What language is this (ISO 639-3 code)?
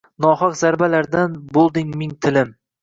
uzb